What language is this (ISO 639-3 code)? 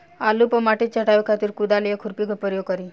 bho